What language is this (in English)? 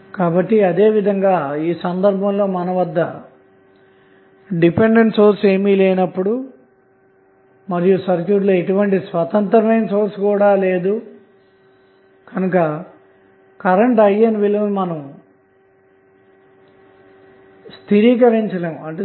Telugu